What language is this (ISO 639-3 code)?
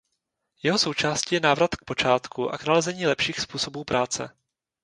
ces